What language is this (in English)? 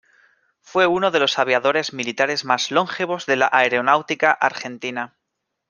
Spanish